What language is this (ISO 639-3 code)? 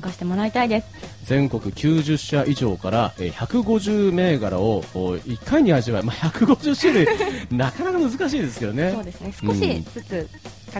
jpn